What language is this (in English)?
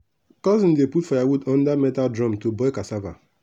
Nigerian Pidgin